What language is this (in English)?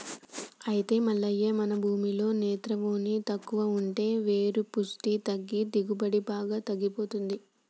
Telugu